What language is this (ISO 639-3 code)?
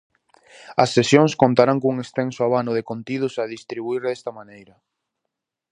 glg